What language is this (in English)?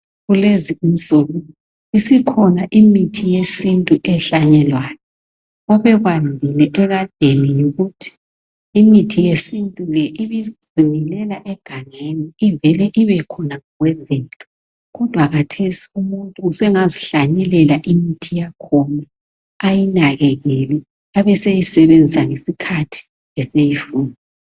North Ndebele